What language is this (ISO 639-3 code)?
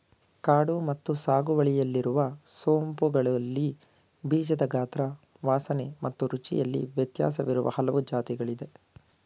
kan